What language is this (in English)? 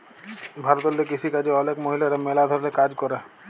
Bangla